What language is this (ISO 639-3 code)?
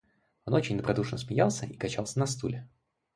rus